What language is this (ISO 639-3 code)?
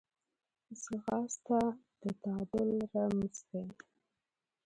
pus